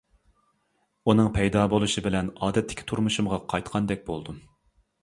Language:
Uyghur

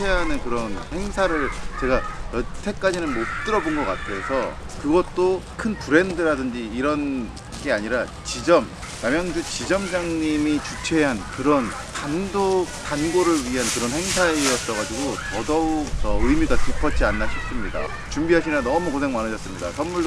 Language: Korean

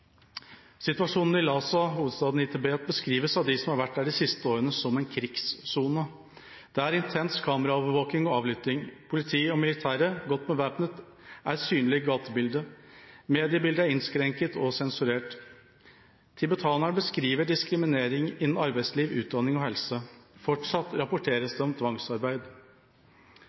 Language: Norwegian Bokmål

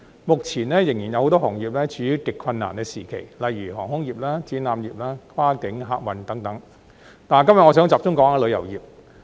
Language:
Cantonese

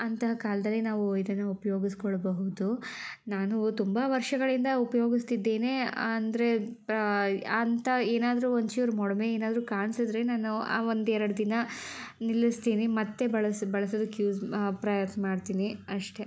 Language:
Kannada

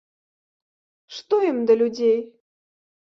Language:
Belarusian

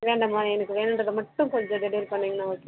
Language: Tamil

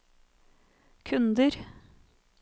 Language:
Norwegian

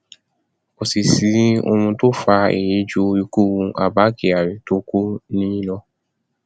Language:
Yoruba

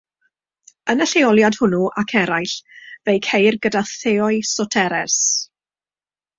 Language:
Welsh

